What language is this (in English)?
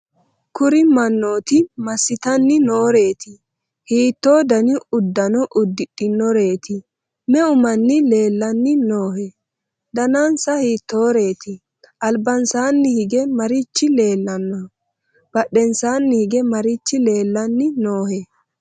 Sidamo